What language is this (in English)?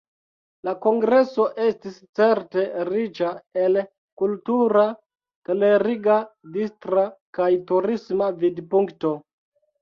Esperanto